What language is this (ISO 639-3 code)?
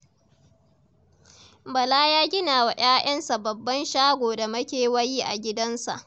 hau